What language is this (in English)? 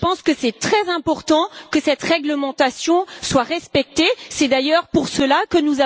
French